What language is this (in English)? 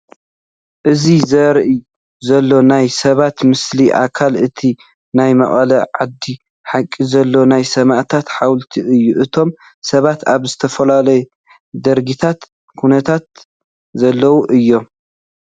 Tigrinya